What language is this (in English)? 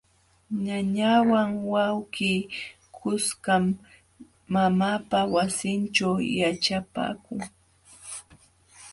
Jauja Wanca Quechua